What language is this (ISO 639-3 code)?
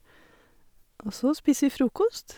nor